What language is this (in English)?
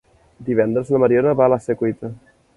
Catalan